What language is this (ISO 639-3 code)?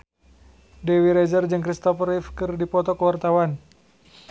sun